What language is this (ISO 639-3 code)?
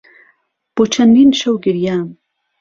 ckb